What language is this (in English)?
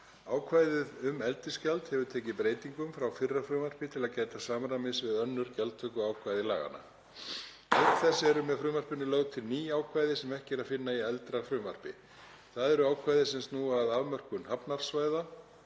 Icelandic